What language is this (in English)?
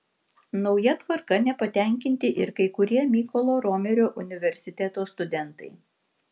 Lithuanian